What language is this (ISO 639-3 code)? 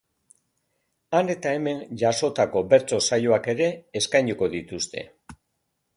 eus